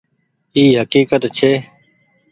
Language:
Goaria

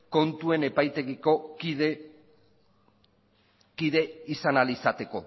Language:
Basque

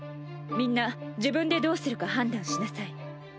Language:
Japanese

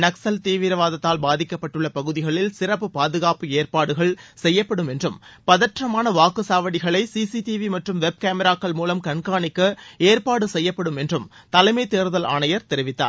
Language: Tamil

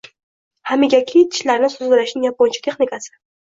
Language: Uzbek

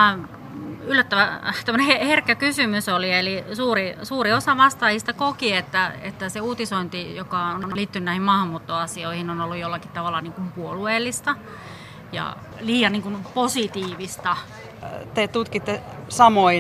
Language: Finnish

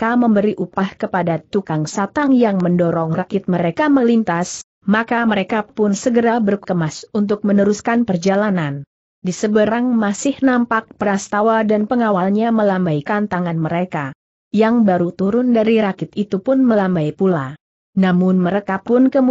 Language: Indonesian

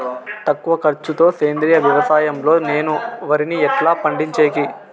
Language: Telugu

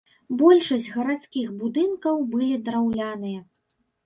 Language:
Belarusian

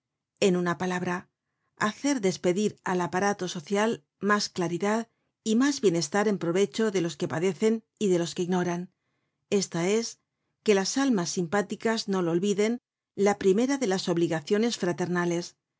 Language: Spanish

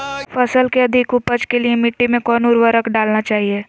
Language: Magahi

